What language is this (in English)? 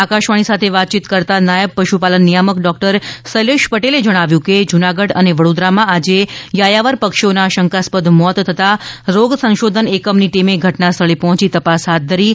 Gujarati